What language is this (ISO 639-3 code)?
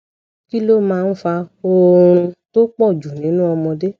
yor